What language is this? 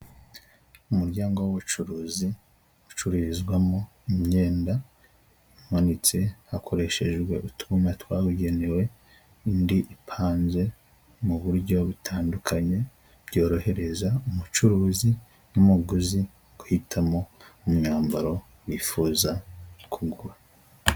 Kinyarwanda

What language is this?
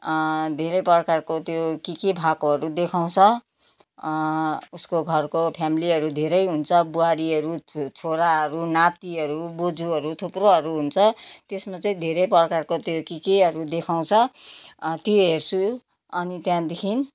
Nepali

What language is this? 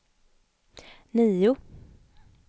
Swedish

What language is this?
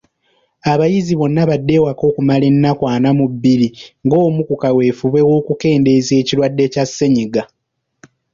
Ganda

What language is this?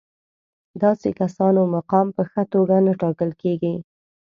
Pashto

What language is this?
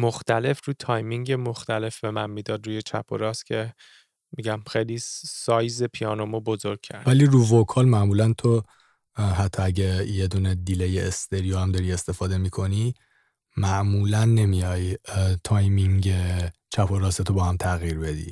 Persian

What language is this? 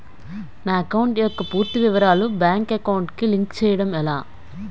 Telugu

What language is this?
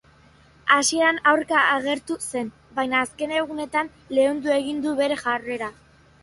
Basque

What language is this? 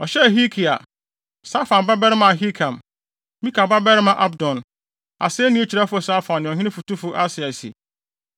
Akan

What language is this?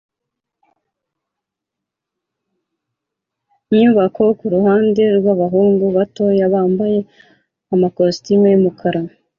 Kinyarwanda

